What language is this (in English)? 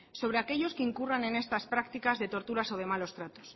Spanish